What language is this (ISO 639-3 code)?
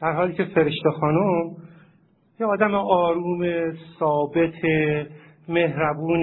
fas